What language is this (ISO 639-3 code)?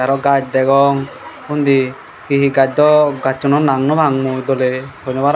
ccp